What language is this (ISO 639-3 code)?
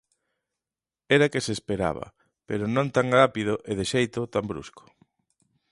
glg